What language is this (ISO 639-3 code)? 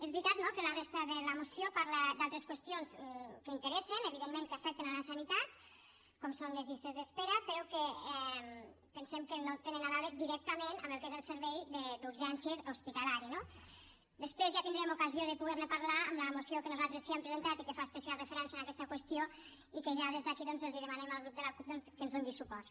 cat